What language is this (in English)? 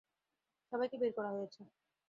Bangla